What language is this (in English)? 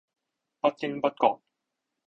Cantonese